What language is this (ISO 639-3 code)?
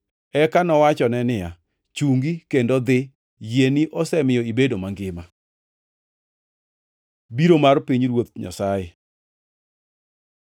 luo